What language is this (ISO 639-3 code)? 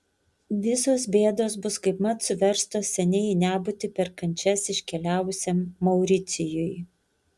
lit